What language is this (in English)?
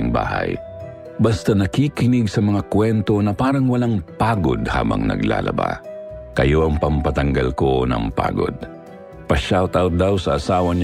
Filipino